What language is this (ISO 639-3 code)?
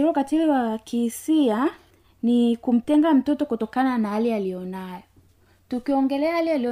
swa